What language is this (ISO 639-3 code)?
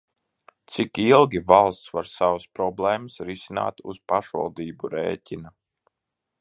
lav